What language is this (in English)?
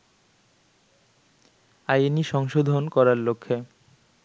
Bangla